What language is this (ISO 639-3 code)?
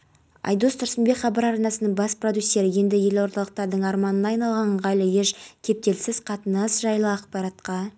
kaz